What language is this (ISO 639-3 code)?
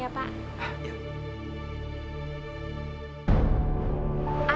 ind